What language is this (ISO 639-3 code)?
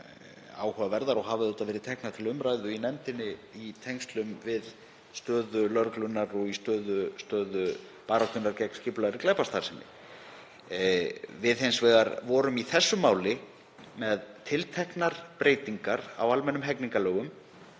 isl